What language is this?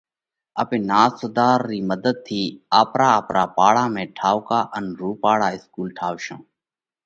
Parkari Koli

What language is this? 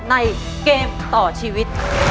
Thai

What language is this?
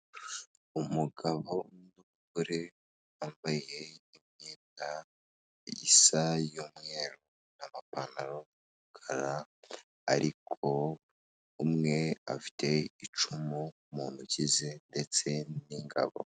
Kinyarwanda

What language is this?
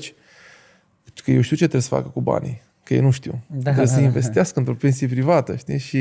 Romanian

